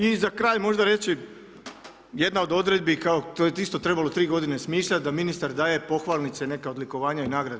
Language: Croatian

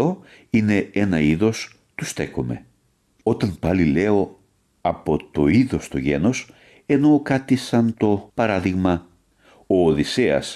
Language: Greek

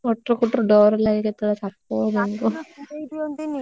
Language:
Odia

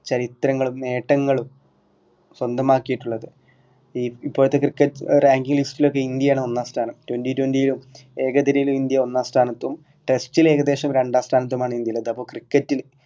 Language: Malayalam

